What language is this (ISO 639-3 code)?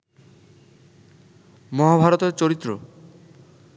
ben